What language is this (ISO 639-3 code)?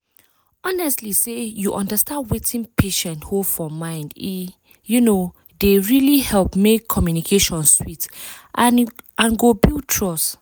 pcm